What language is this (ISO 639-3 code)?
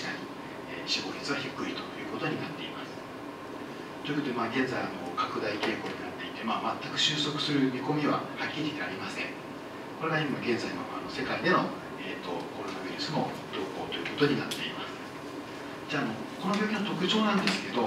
jpn